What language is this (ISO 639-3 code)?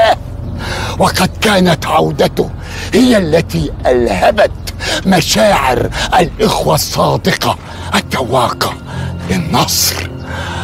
ara